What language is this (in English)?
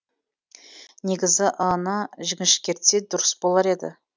Kazakh